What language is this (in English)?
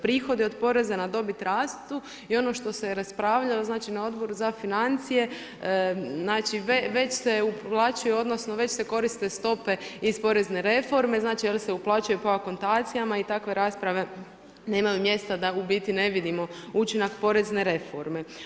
Croatian